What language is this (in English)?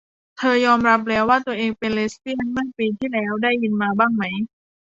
Thai